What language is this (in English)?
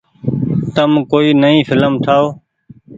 Goaria